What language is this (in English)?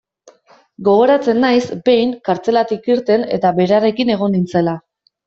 Basque